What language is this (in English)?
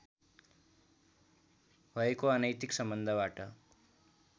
Nepali